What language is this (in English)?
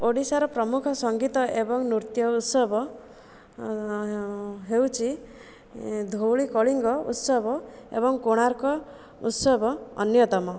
Odia